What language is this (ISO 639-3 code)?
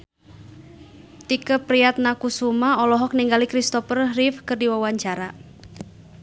sun